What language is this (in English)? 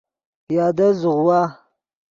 Yidgha